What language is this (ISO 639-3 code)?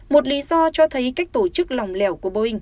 vie